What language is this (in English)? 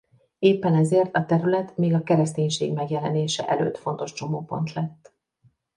Hungarian